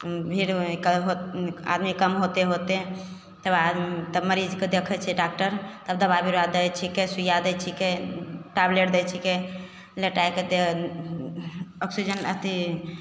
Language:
Maithili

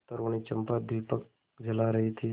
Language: Hindi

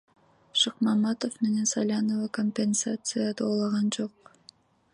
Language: Kyrgyz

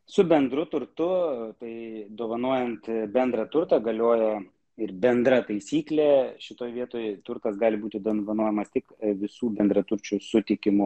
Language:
Lithuanian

